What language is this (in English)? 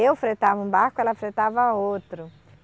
Portuguese